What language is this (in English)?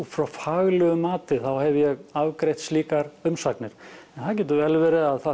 Icelandic